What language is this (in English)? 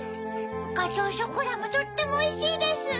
Japanese